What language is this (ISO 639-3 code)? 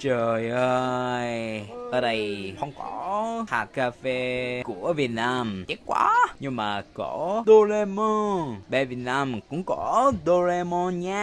vie